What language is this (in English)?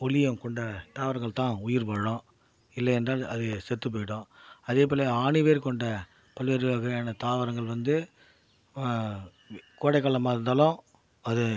Tamil